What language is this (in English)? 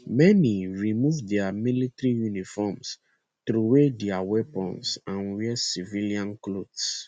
Nigerian Pidgin